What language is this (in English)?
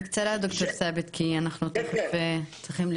Hebrew